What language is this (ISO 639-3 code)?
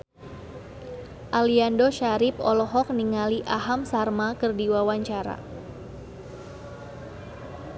sun